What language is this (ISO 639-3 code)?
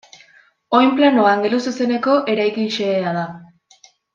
eus